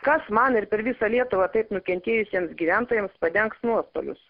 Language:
Lithuanian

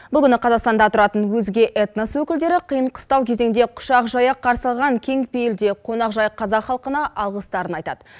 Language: Kazakh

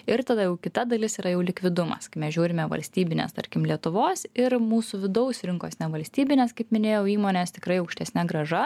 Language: Lithuanian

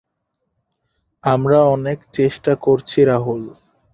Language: Bangla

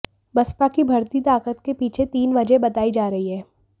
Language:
Hindi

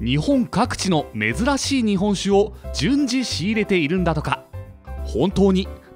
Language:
Japanese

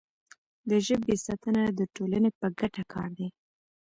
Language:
Pashto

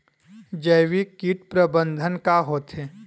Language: Chhattisgarhi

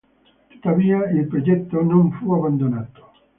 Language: Italian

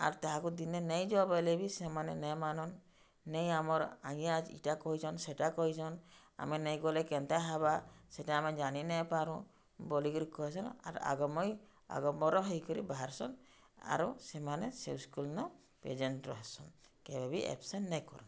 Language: Odia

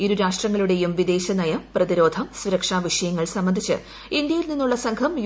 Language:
Malayalam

